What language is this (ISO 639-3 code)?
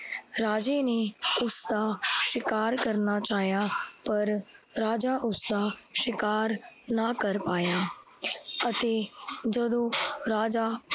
pan